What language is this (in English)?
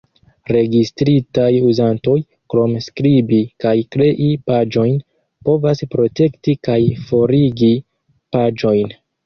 Esperanto